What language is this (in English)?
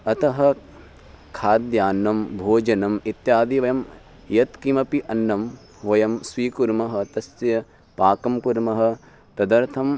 Sanskrit